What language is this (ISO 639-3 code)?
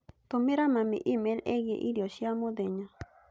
kik